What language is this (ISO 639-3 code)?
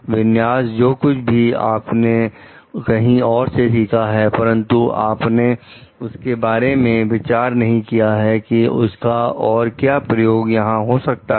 hin